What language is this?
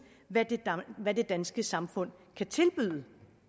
Danish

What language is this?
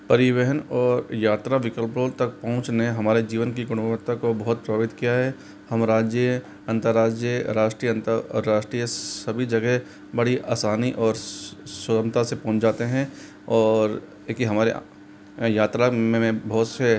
Hindi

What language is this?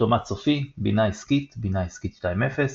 Hebrew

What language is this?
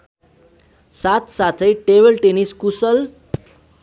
Nepali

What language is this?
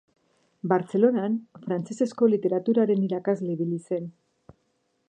Basque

